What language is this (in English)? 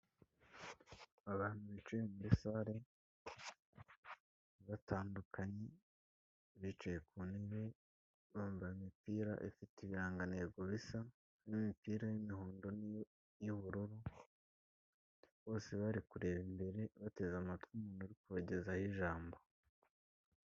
Kinyarwanda